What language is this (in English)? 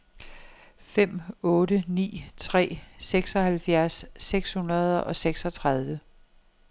Danish